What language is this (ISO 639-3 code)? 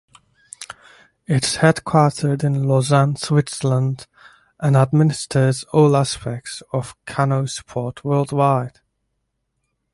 eng